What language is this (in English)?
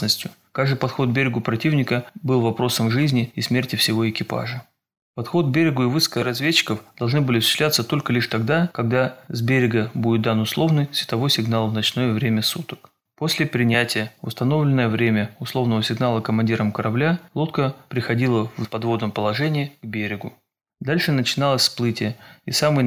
Russian